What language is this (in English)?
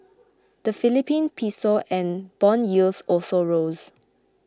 English